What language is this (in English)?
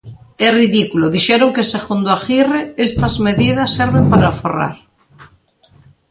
Galician